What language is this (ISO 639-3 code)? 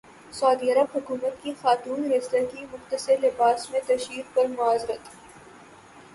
urd